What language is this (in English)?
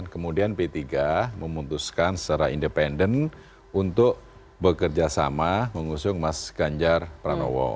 Indonesian